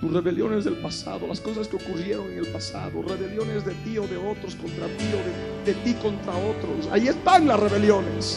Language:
Spanish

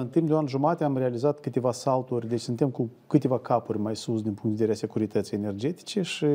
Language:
Romanian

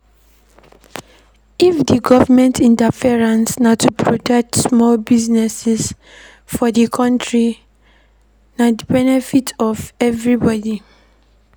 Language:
Nigerian Pidgin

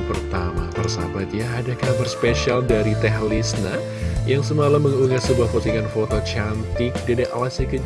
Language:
Indonesian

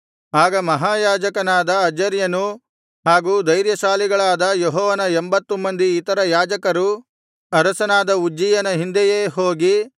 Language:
Kannada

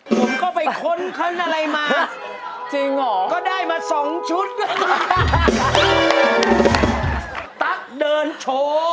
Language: Thai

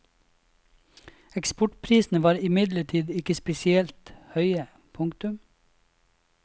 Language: Norwegian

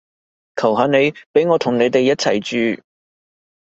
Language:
Cantonese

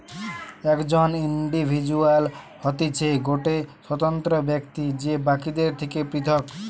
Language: Bangla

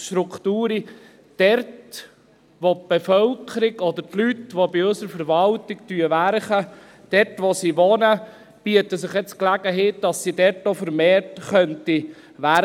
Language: Swiss German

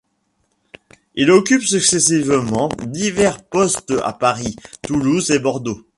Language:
French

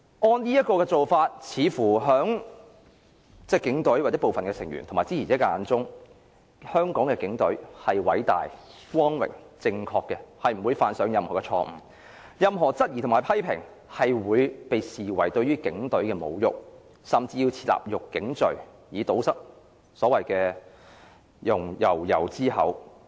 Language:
Cantonese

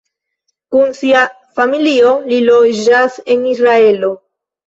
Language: Esperanto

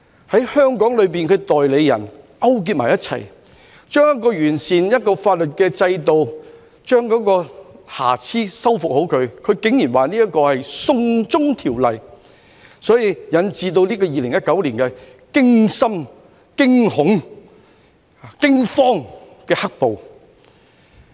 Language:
Cantonese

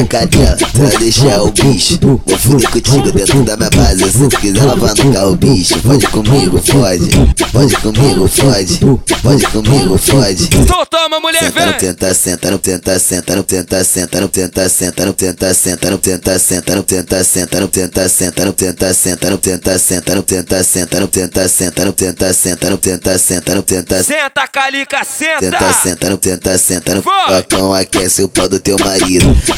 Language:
Portuguese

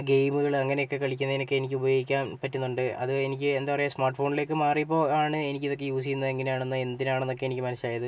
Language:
Malayalam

